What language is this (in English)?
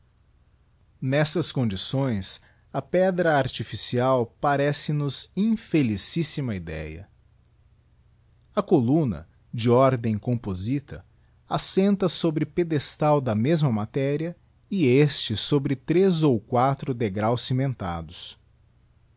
Portuguese